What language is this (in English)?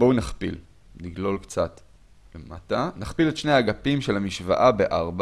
Hebrew